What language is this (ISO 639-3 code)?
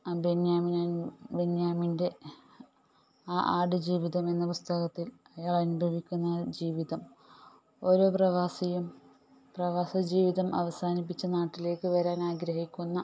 mal